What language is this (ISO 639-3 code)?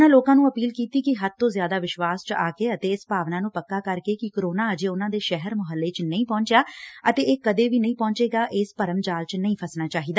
pan